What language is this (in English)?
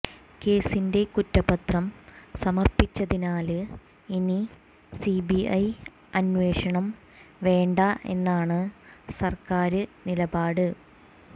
Malayalam